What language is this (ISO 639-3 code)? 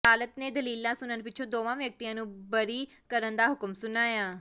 pan